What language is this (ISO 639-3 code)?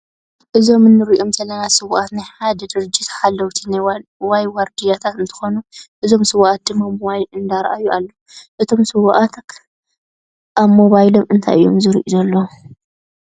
tir